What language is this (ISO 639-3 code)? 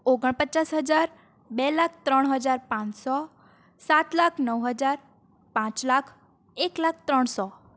guj